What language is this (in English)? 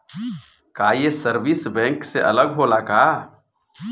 Bhojpuri